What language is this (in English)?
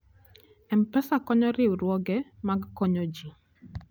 Luo (Kenya and Tanzania)